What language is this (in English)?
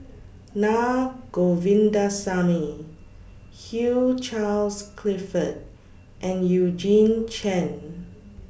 English